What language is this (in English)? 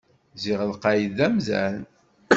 Kabyle